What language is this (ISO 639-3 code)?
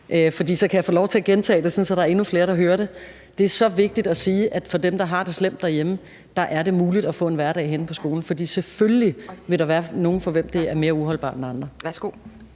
dan